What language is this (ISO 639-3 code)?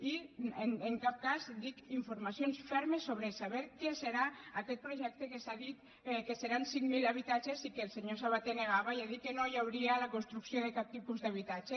cat